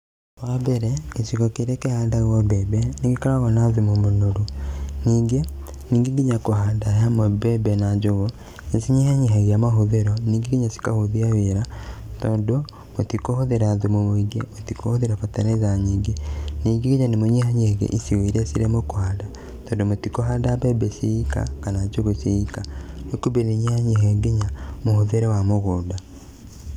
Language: Kikuyu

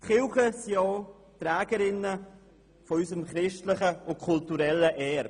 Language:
Swiss German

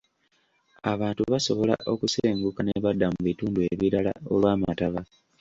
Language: Ganda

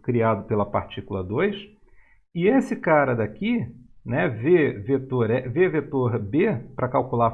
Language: Portuguese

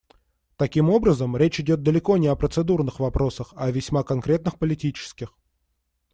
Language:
Russian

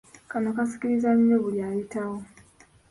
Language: Ganda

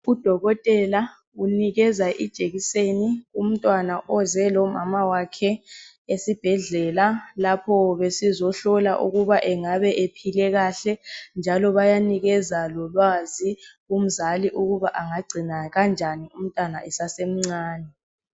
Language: North Ndebele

